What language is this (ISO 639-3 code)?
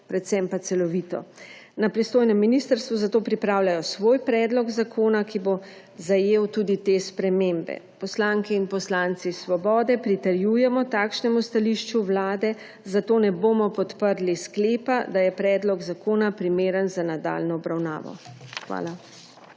slv